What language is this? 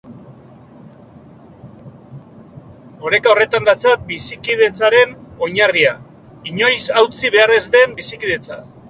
Basque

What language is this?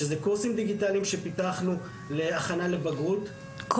Hebrew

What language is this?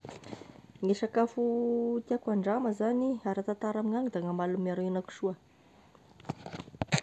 Tesaka Malagasy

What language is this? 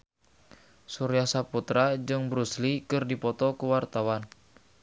Sundanese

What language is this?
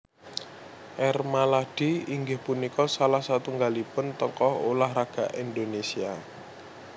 Javanese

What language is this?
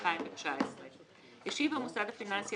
Hebrew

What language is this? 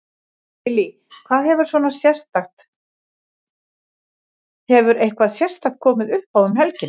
Icelandic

